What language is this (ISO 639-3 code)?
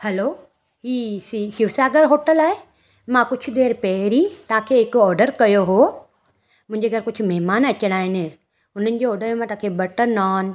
snd